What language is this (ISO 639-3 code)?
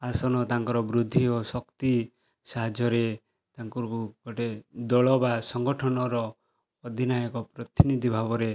ori